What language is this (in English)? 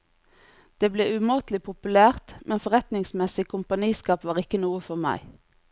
Norwegian